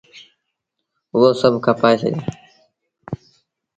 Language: Sindhi Bhil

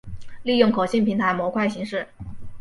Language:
Chinese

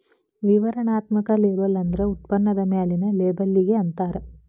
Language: Kannada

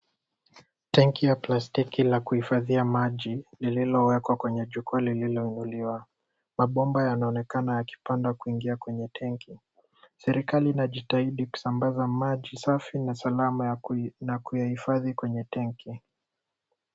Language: Swahili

